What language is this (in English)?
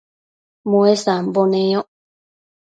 Matsés